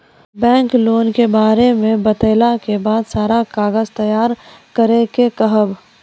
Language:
Maithili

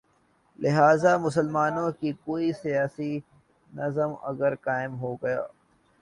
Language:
Urdu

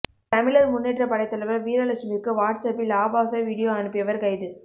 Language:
Tamil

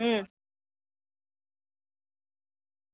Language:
Gujarati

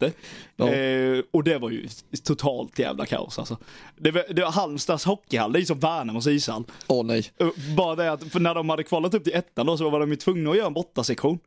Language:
Swedish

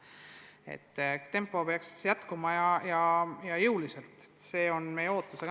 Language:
Estonian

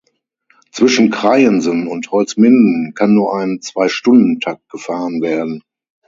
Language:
German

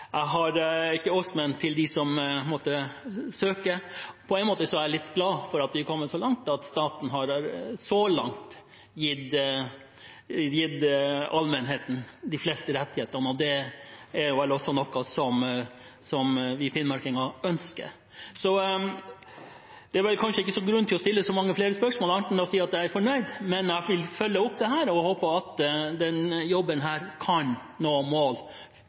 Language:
Norwegian Bokmål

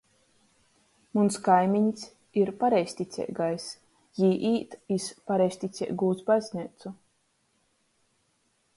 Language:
Latgalian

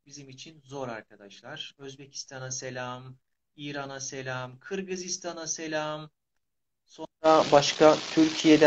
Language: Turkish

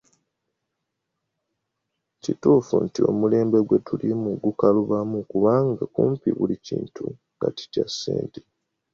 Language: Ganda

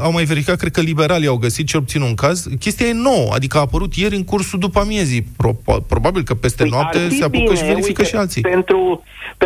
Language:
Romanian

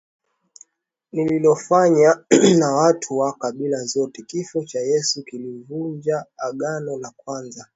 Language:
Swahili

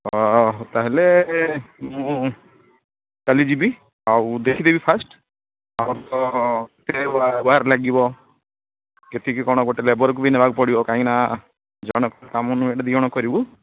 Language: Odia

